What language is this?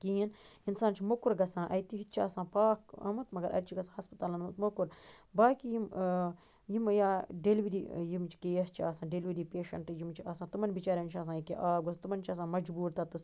Kashmiri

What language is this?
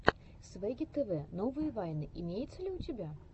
Russian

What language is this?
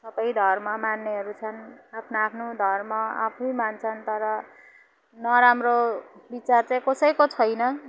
Nepali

